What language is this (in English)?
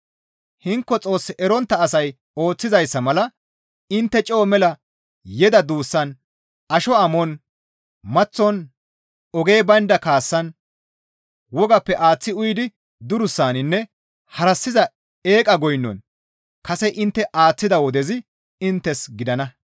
Gamo